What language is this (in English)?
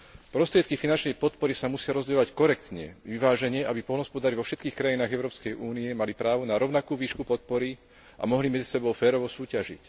Slovak